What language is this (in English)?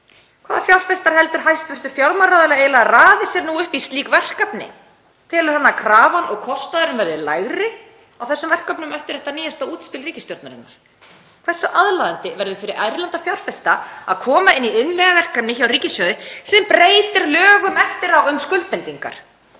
Icelandic